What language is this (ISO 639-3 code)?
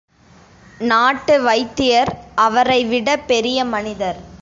tam